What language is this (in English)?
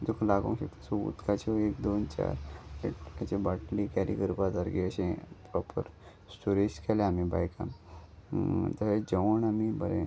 Konkani